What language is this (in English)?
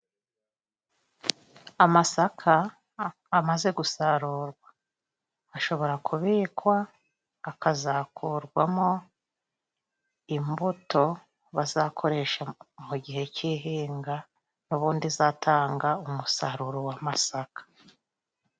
Kinyarwanda